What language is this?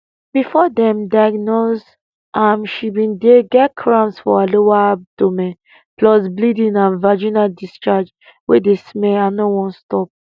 Nigerian Pidgin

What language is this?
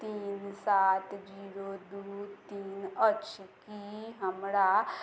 Maithili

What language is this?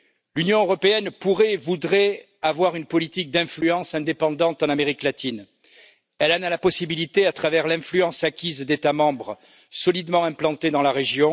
French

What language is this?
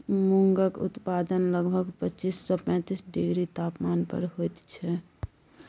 Maithili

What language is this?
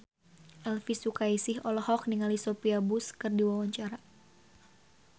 Sundanese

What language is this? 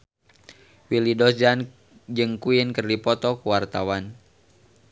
Sundanese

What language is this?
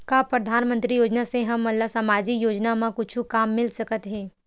Chhattisgarhi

